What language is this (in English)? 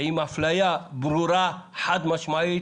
Hebrew